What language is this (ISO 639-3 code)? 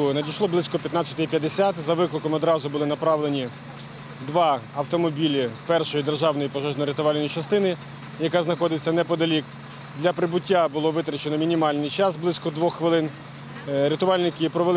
ukr